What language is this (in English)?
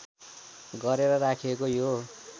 Nepali